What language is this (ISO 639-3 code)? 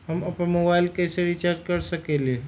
mag